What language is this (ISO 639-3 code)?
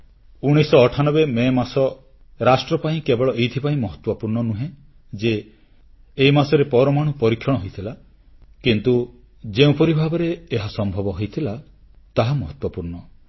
ori